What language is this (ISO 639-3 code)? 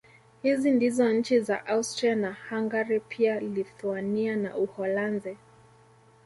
swa